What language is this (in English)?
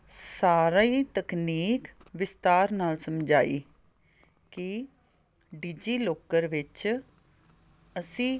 Punjabi